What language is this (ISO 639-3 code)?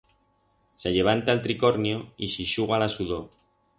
arg